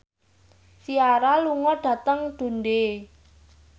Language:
Javanese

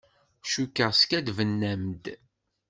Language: Kabyle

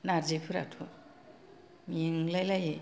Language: Bodo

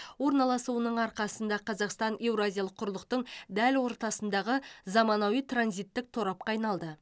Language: Kazakh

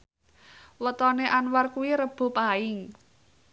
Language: Javanese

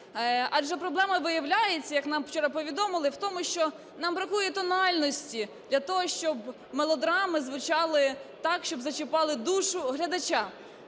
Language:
Ukrainian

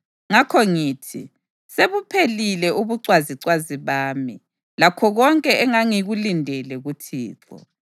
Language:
North Ndebele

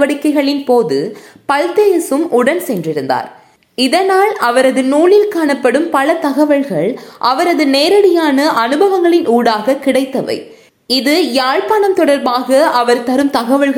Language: Tamil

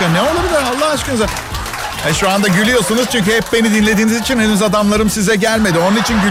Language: Turkish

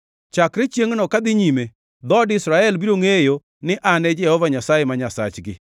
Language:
Luo (Kenya and Tanzania)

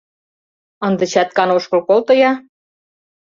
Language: Mari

